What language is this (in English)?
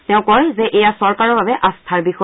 Assamese